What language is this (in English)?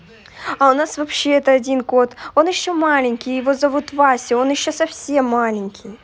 Russian